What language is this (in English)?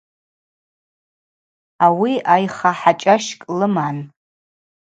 Abaza